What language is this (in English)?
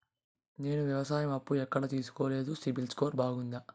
Telugu